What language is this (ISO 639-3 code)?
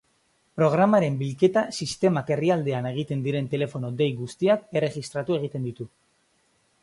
eus